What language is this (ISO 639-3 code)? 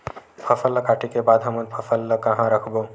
hne